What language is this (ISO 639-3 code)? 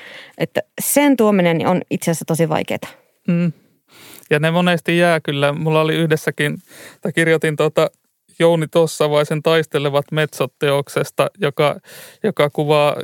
fin